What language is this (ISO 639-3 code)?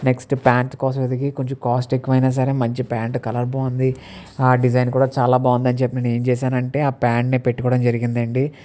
tel